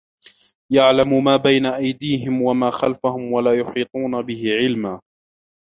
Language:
Arabic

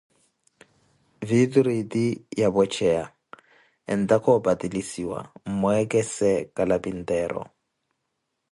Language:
Koti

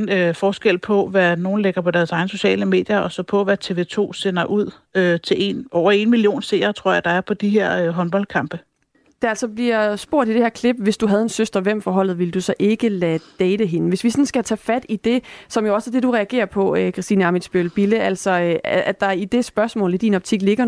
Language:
Danish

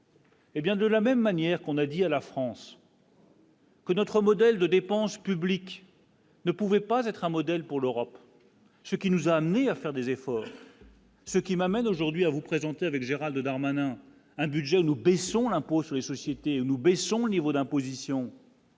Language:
French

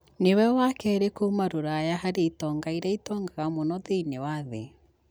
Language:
Kikuyu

